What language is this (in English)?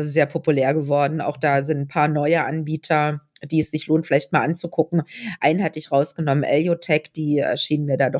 German